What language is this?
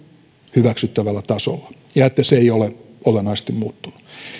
Finnish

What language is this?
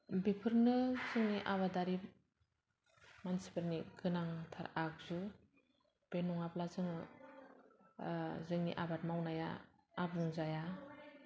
Bodo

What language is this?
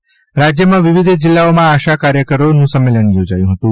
Gujarati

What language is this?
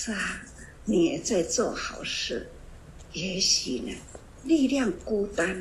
Chinese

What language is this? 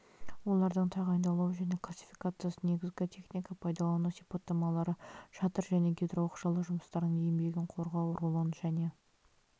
Kazakh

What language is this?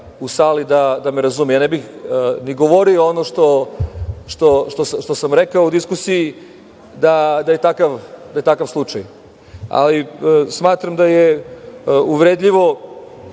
Serbian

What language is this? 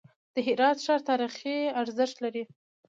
Pashto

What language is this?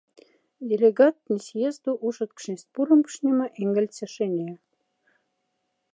Moksha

